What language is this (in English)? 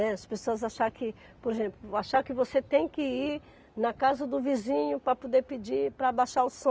Portuguese